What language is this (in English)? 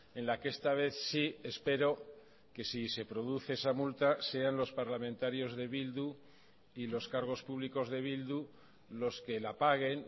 Spanish